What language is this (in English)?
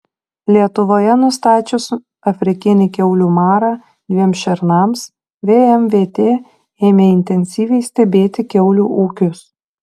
Lithuanian